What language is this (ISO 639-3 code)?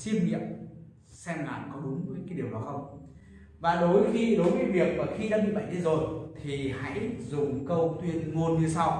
vie